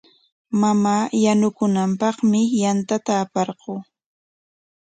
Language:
Corongo Ancash Quechua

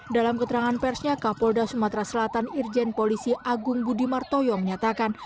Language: Indonesian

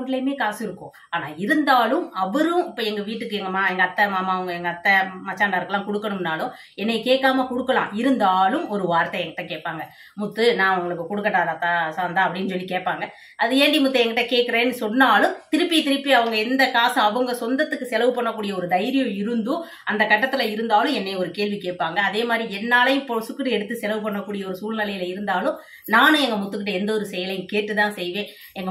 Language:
Tamil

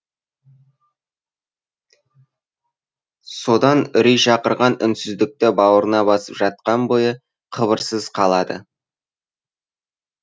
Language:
Kazakh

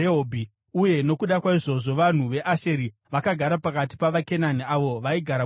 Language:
Shona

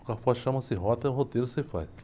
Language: Portuguese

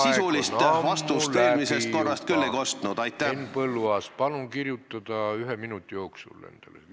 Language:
Estonian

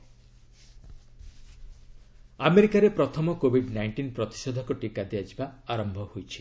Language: Odia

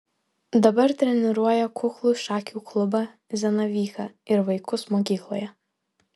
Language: Lithuanian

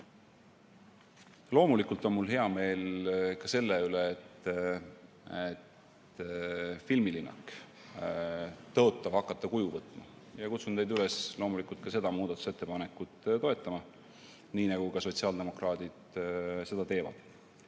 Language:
Estonian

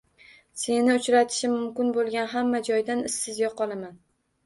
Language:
Uzbek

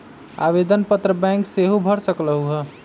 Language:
Magahi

